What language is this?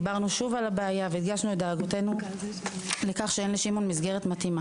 Hebrew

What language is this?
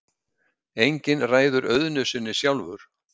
Icelandic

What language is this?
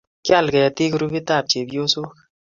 Kalenjin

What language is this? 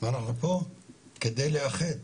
Hebrew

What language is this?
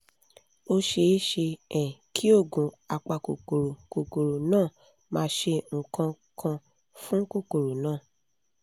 Yoruba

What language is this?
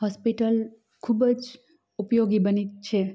Gujarati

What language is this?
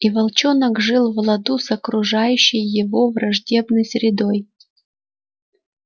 Russian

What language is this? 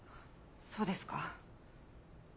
Japanese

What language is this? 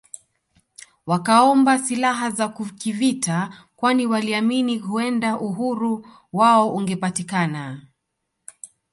Swahili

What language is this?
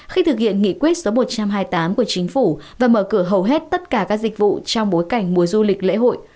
Vietnamese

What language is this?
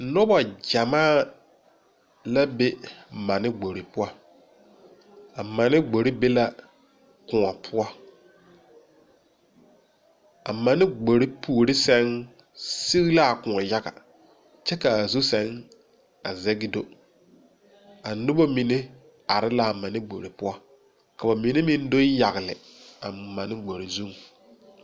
Southern Dagaare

